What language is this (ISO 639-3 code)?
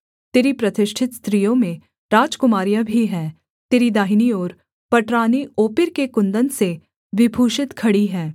hin